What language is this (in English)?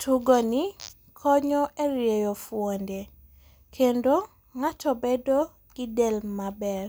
Luo (Kenya and Tanzania)